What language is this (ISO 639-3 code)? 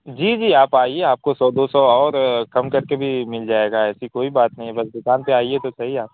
urd